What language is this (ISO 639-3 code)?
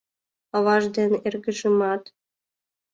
chm